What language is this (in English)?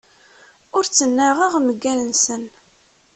Kabyle